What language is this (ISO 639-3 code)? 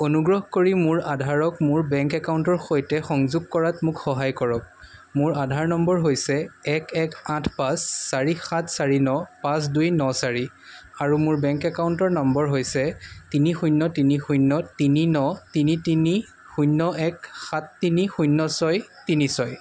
asm